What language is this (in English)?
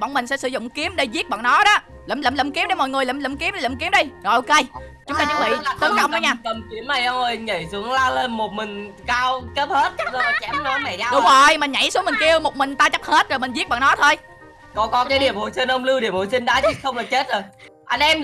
Vietnamese